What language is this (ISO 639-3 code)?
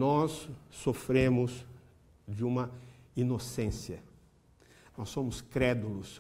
por